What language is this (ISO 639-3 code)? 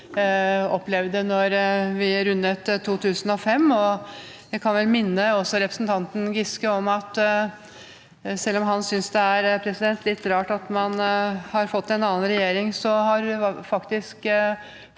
nor